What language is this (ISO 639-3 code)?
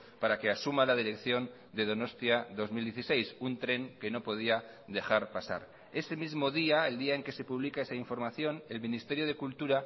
spa